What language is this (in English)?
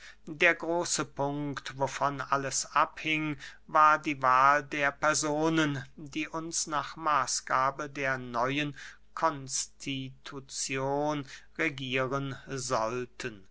German